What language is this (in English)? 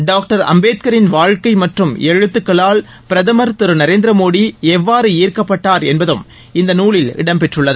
Tamil